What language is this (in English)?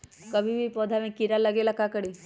Magahi